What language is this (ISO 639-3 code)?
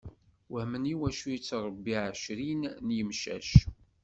kab